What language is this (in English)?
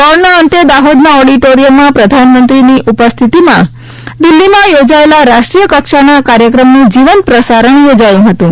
Gujarati